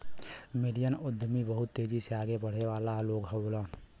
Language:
Bhojpuri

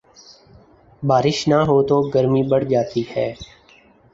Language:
Urdu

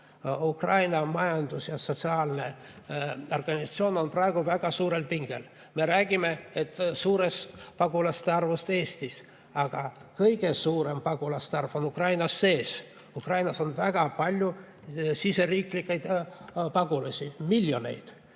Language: Estonian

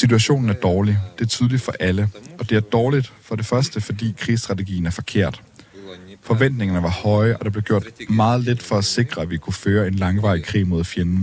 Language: Danish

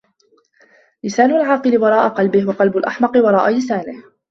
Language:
Arabic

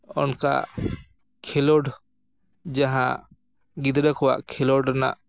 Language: Santali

